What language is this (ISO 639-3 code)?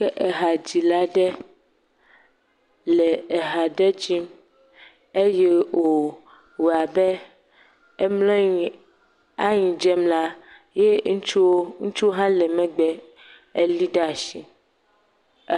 ewe